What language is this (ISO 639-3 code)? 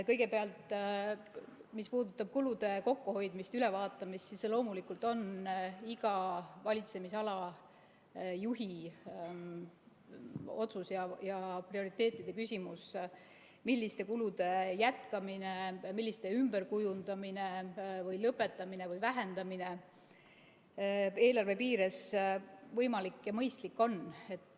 est